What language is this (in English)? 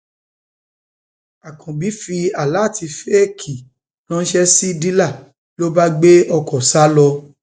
Yoruba